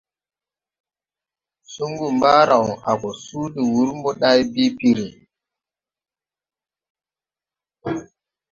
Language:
Tupuri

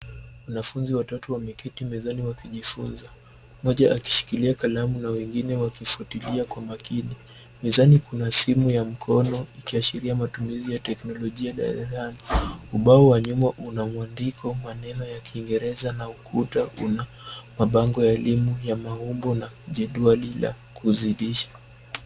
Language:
Swahili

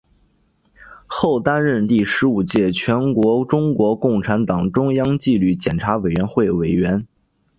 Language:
Chinese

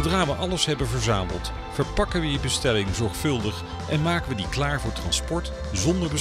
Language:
Dutch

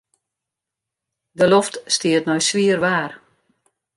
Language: Western Frisian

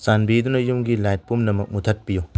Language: Manipuri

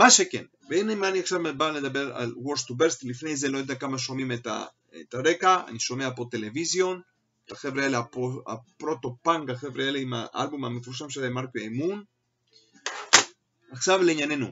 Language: Hebrew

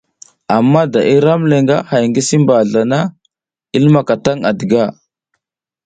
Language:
South Giziga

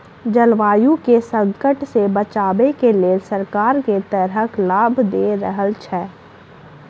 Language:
Maithili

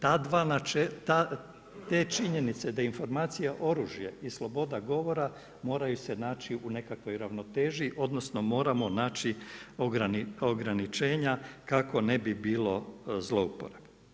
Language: Croatian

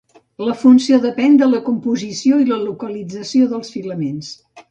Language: Catalan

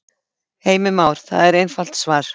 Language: Icelandic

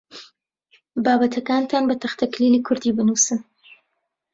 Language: Central Kurdish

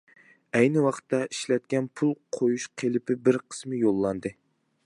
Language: Uyghur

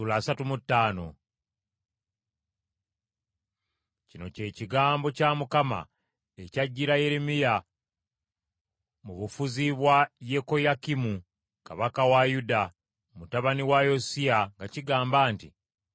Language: Ganda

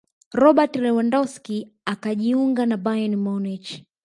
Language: Swahili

